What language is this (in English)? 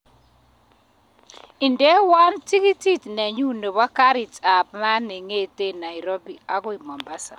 Kalenjin